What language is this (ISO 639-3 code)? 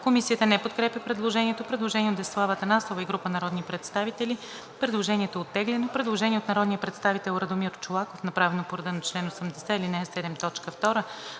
bul